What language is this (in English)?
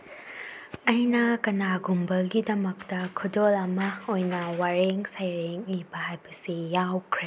Manipuri